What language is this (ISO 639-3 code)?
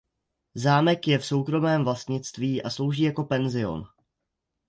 ces